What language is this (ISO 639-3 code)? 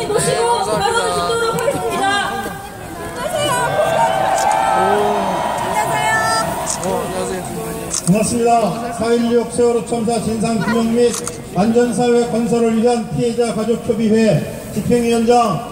kor